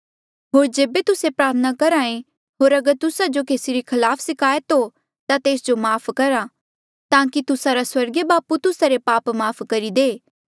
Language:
Mandeali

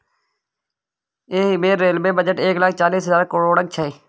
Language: Maithili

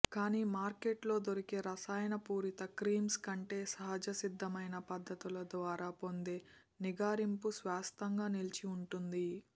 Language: Telugu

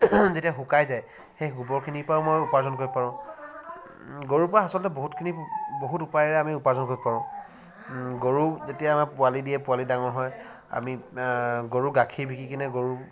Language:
Assamese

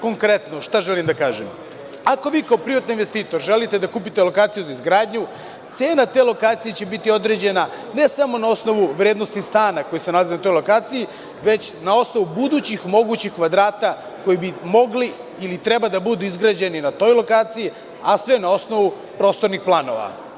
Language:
Serbian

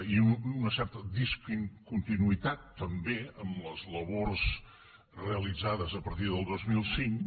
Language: Catalan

